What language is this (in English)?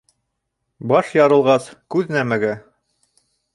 Bashkir